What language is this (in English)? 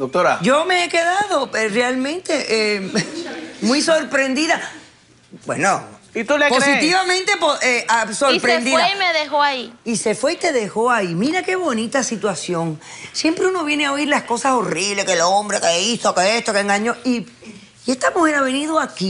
Spanish